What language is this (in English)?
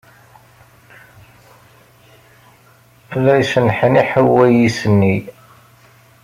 Kabyle